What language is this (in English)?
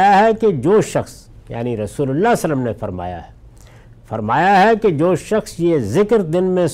Urdu